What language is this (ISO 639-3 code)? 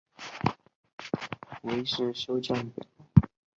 zho